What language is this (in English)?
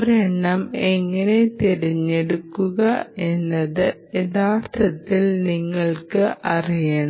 Malayalam